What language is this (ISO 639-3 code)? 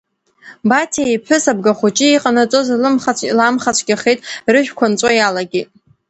abk